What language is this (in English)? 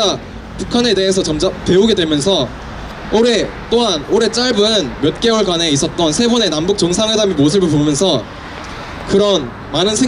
Korean